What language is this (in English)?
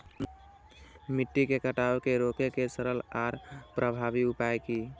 Maithili